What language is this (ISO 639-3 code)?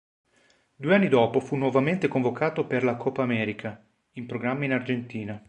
ita